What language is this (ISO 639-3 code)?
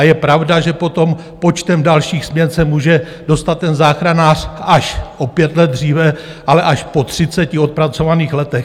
ces